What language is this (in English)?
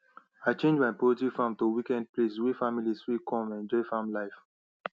Nigerian Pidgin